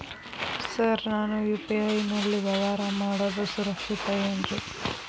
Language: Kannada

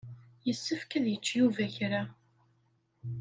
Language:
Kabyle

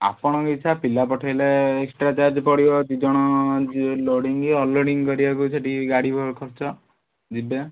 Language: Odia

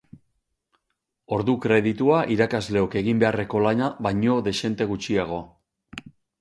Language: Basque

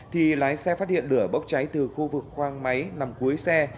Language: Vietnamese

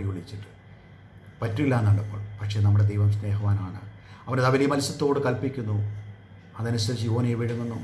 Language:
Malayalam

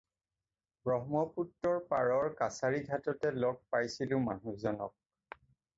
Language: Assamese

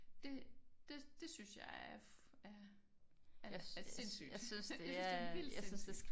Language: Danish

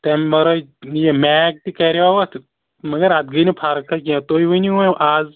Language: Kashmiri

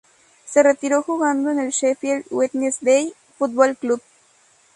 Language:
Spanish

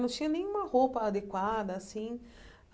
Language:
Portuguese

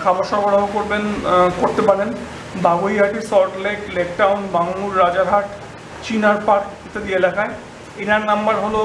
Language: Bangla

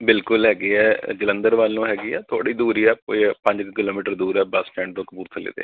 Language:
Punjabi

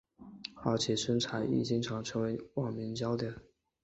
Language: Chinese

